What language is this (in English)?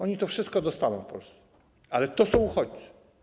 Polish